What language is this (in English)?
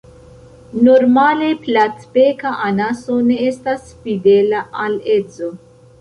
Esperanto